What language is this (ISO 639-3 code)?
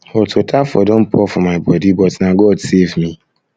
pcm